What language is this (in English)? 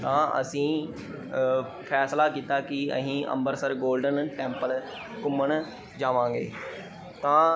Punjabi